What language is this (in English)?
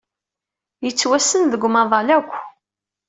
Kabyle